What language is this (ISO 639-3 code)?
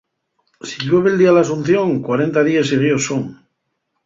ast